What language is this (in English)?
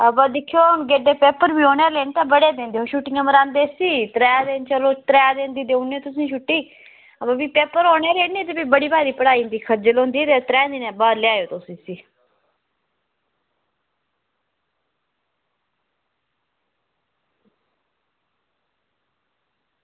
Dogri